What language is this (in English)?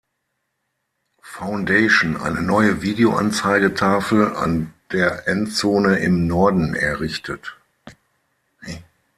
German